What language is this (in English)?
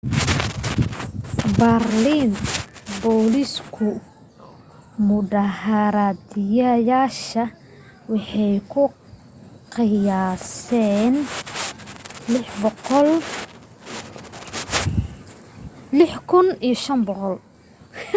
Somali